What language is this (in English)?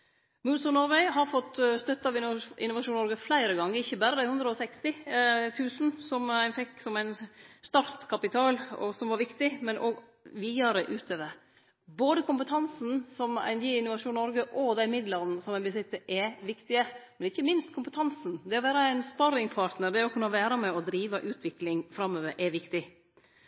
Norwegian Nynorsk